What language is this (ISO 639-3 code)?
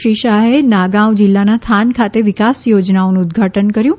guj